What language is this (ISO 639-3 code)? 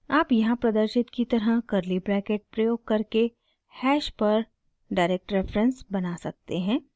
hin